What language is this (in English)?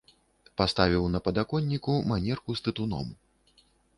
Belarusian